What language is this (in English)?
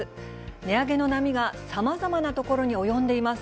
Japanese